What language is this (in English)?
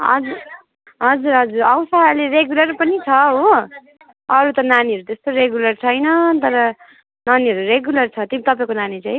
Nepali